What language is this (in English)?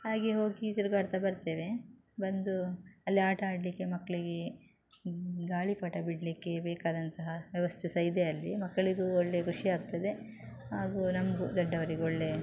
Kannada